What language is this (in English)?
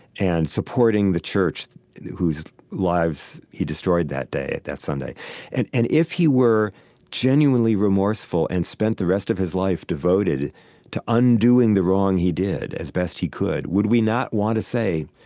English